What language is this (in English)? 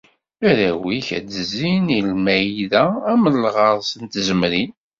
Kabyle